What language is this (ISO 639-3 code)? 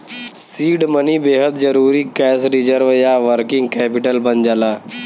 bho